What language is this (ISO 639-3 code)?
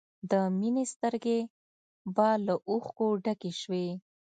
pus